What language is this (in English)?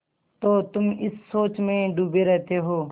Hindi